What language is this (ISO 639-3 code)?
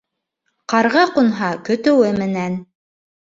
bak